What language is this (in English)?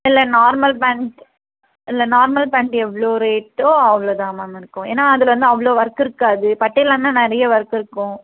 Tamil